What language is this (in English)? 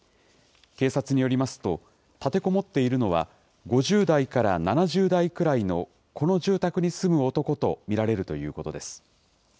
Japanese